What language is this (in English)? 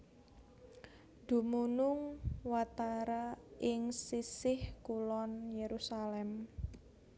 Javanese